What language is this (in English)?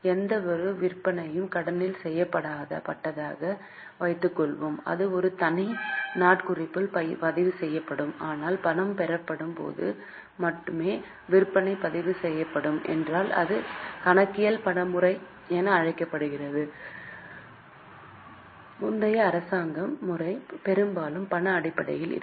Tamil